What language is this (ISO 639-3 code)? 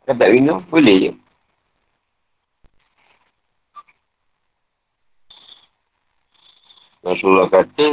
msa